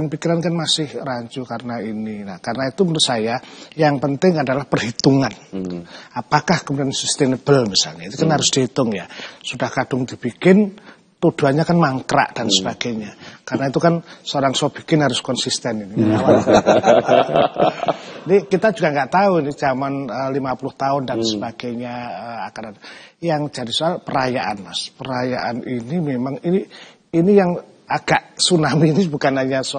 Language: Indonesian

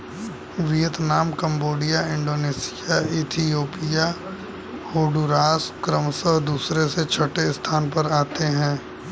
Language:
Hindi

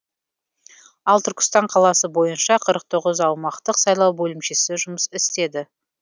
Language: Kazakh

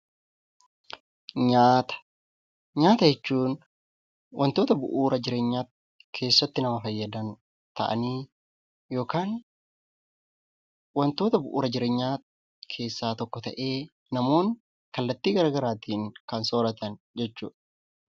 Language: Oromo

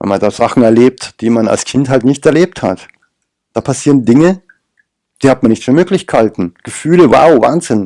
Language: German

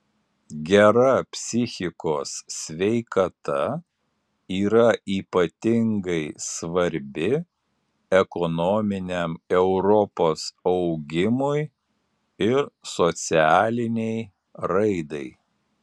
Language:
Lithuanian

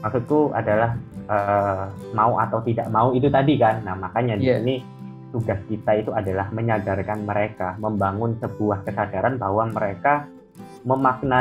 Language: Indonesian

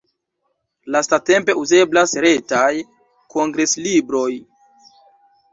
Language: Esperanto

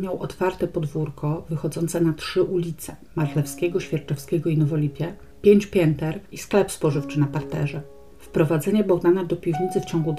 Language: Polish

